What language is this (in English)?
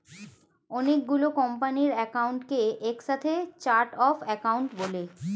Bangla